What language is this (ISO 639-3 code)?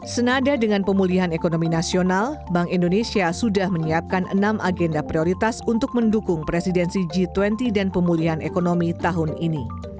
ind